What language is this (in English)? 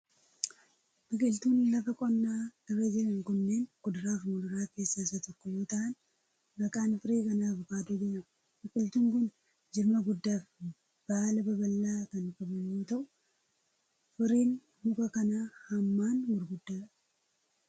Oromo